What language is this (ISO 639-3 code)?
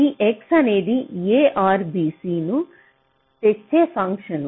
tel